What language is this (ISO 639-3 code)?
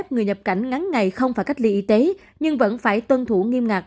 vie